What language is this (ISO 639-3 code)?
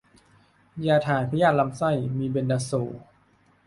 tha